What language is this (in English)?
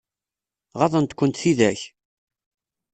Kabyle